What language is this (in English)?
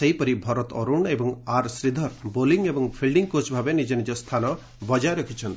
Odia